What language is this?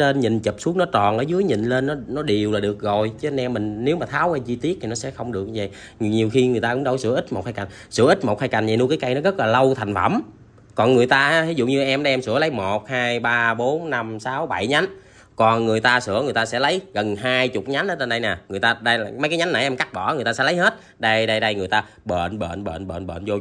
Vietnamese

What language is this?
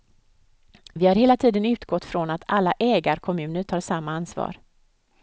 Swedish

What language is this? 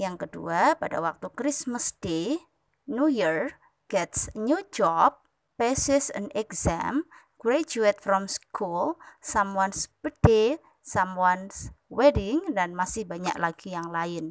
Indonesian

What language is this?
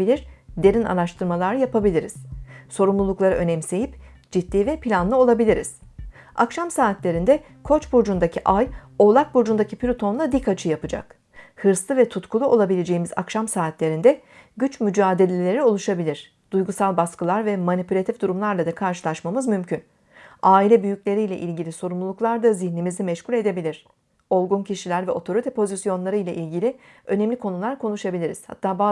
Turkish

